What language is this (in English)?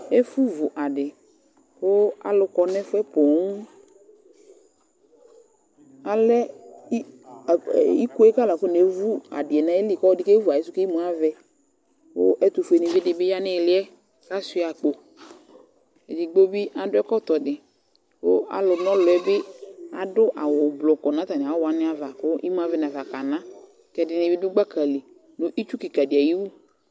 Ikposo